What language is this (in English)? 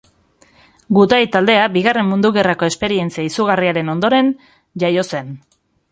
Basque